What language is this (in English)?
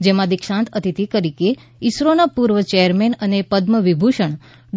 Gujarati